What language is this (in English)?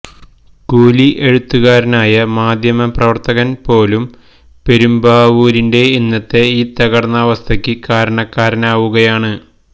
Malayalam